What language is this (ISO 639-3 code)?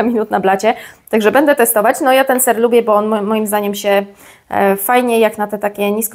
pol